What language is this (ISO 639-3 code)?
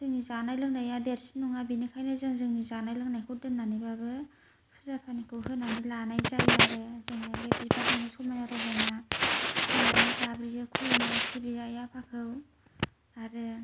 brx